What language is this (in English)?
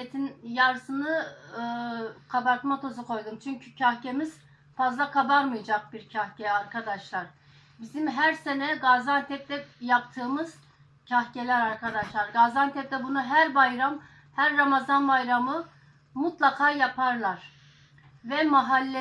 Turkish